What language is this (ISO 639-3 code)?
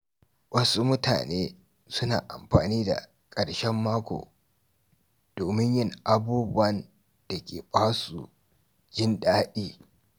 hau